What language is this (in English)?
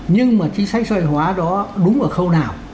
Vietnamese